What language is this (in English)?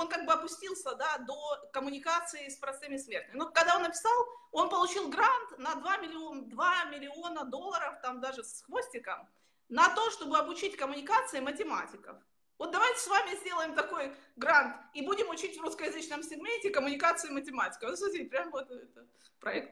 Russian